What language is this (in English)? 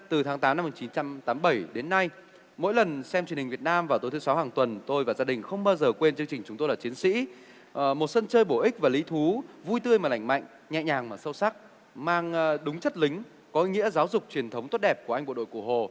Vietnamese